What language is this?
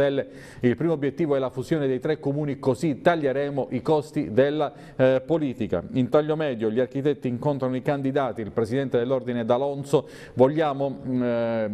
Italian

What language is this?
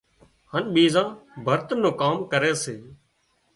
Wadiyara Koli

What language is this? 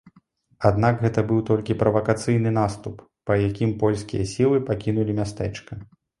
Belarusian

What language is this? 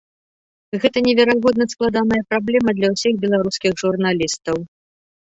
Belarusian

